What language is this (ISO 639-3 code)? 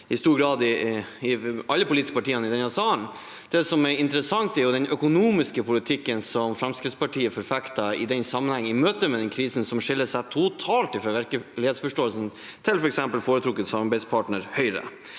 nor